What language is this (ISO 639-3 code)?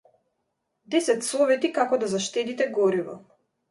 mkd